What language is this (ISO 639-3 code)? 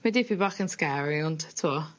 cym